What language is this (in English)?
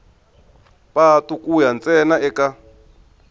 Tsonga